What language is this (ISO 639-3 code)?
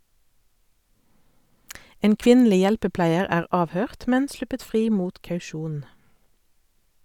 nor